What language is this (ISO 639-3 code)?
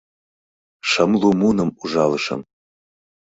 chm